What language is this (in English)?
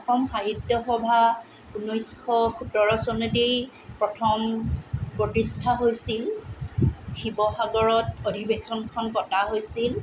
Assamese